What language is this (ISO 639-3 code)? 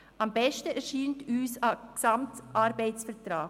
gsw